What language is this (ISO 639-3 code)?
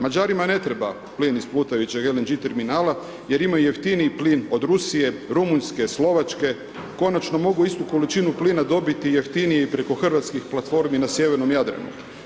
hrv